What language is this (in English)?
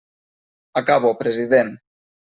Catalan